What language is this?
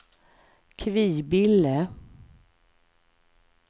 Swedish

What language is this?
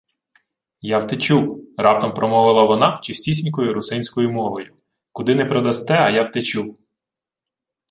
Ukrainian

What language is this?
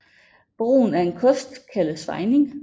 Danish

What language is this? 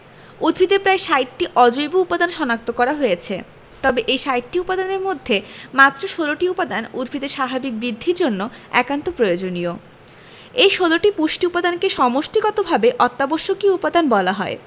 Bangla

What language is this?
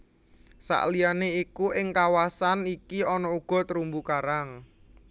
Javanese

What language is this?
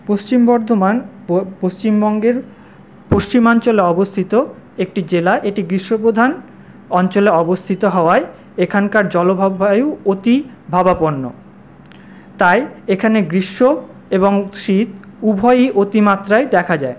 Bangla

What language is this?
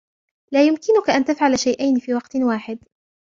Arabic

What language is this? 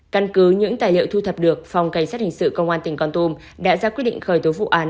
Vietnamese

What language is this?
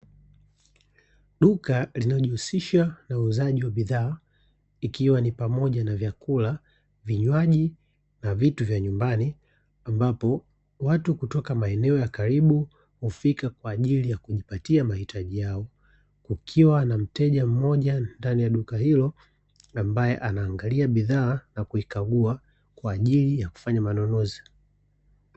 Swahili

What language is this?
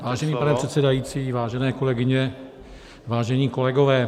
Czech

